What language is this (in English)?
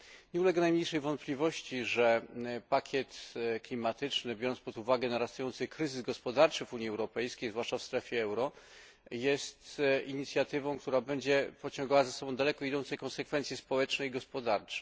Polish